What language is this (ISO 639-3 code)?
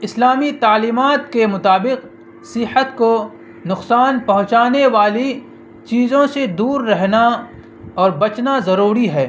urd